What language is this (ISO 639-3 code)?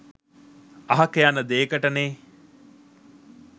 sin